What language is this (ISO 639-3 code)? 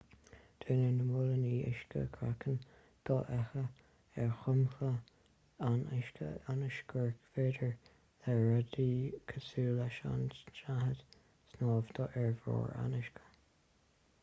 gle